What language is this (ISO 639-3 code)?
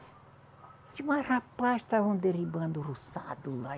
por